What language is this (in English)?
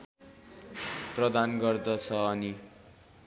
Nepali